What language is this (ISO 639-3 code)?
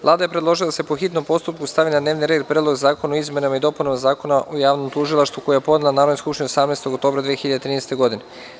srp